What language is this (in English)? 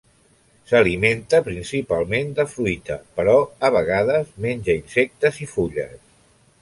Catalan